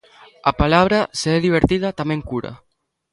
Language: Galician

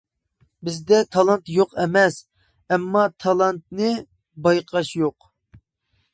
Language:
Uyghur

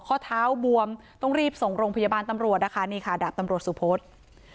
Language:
Thai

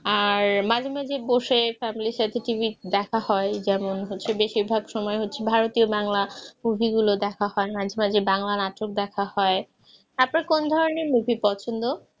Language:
Bangla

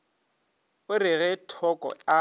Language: Northern Sotho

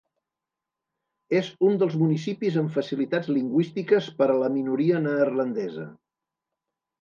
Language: Catalan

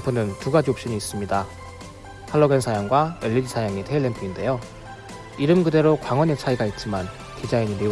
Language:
Korean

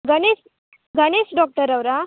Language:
Kannada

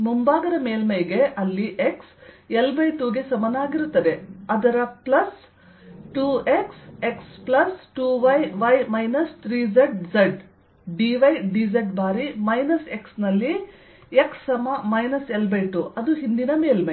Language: Kannada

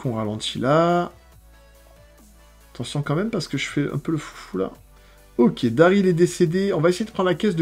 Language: French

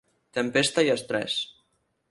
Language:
Catalan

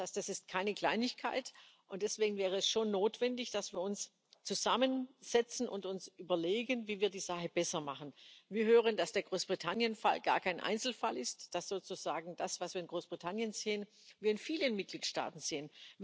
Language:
German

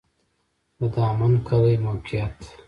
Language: Pashto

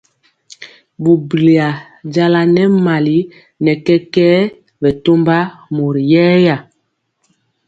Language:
Mpiemo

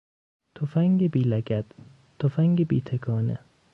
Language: Persian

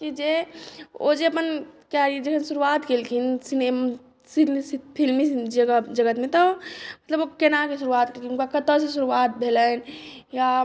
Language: Maithili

